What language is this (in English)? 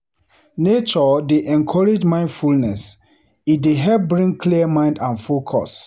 Nigerian Pidgin